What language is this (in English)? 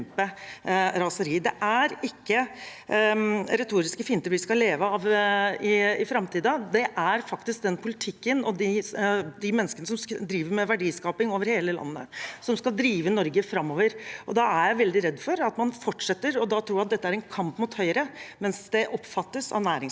Norwegian